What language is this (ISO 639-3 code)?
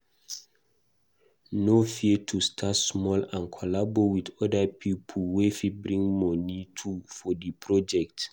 pcm